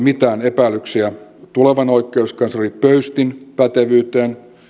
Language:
Finnish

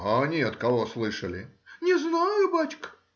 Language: Russian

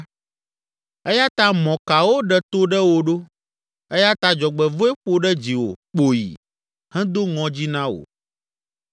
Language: Ewe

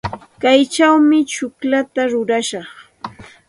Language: Santa Ana de Tusi Pasco Quechua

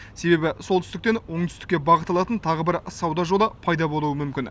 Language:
Kazakh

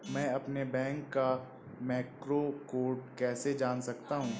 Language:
Hindi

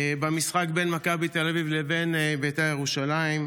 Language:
Hebrew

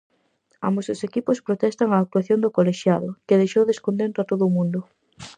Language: Galician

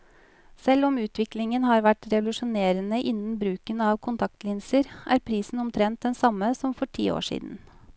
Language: Norwegian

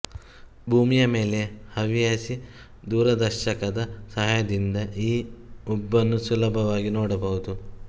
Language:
Kannada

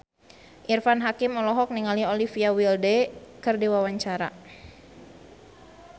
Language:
Sundanese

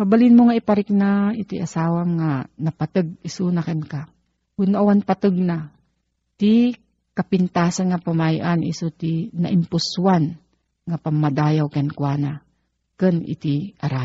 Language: Filipino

